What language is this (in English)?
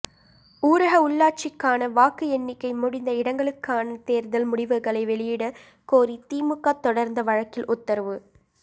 Tamil